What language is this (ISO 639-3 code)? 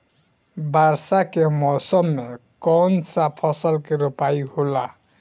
bho